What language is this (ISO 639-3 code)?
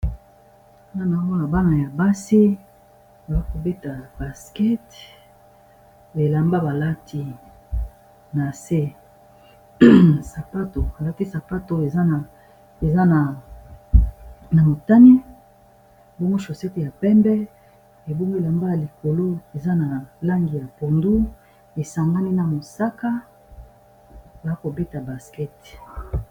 lin